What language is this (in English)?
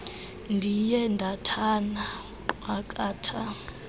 Xhosa